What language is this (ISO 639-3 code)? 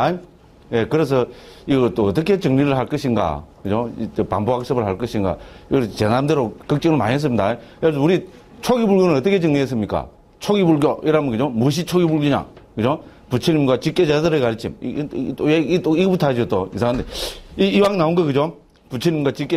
kor